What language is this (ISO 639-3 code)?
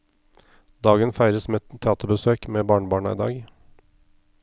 nor